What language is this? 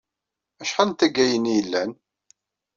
Kabyle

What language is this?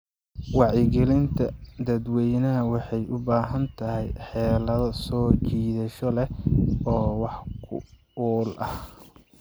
Somali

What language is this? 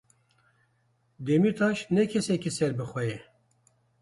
Kurdish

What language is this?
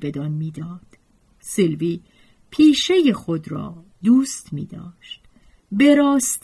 Persian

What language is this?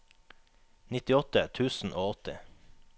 Norwegian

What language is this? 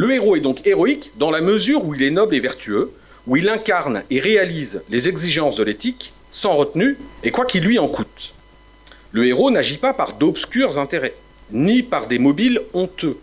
French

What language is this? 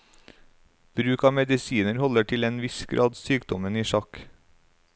Norwegian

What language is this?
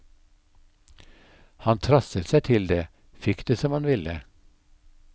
Norwegian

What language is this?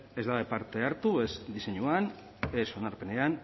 Basque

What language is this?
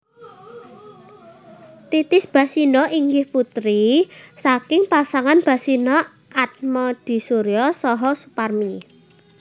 Javanese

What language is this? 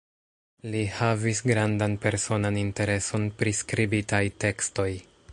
Esperanto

